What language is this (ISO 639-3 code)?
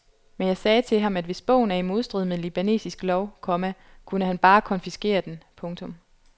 dan